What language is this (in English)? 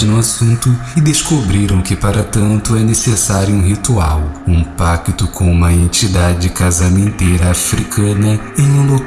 Portuguese